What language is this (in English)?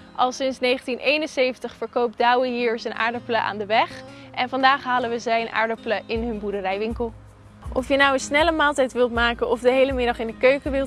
Dutch